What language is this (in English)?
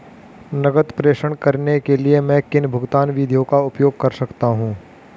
Hindi